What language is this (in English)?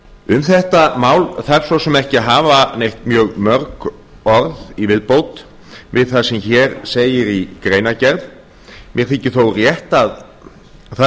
Icelandic